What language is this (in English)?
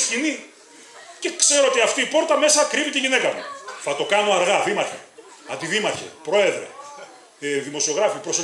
Greek